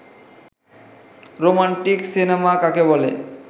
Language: Bangla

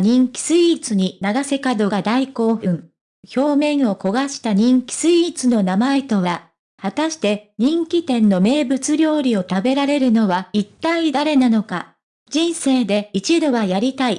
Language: Japanese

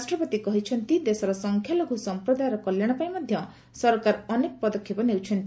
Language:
Odia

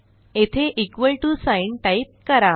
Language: Marathi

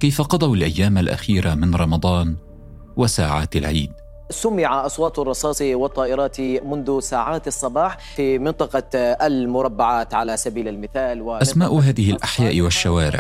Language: Arabic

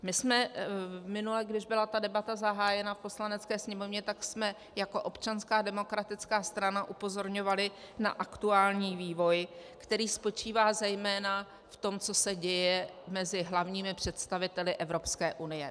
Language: Czech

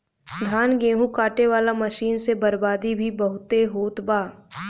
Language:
Bhojpuri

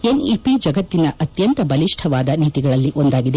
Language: Kannada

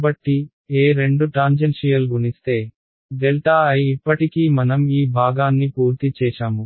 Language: Telugu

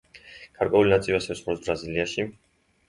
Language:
Georgian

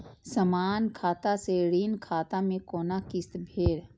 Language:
Maithili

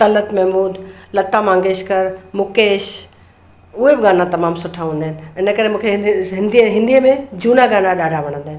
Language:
Sindhi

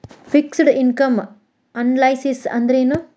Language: Kannada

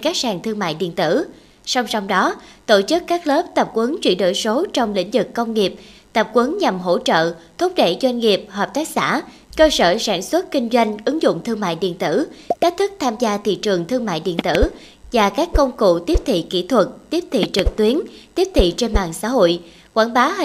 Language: Vietnamese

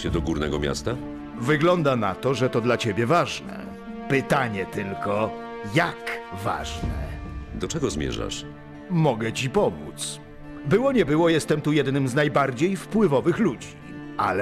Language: Polish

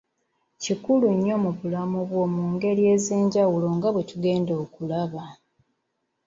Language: Ganda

